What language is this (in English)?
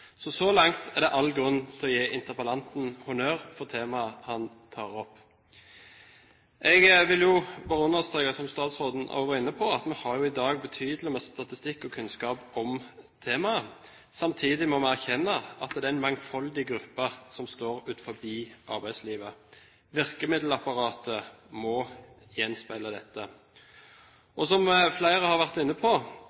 Norwegian Bokmål